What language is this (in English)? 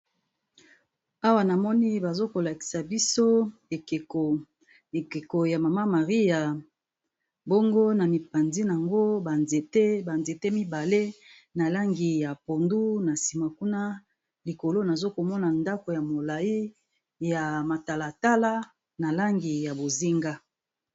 Lingala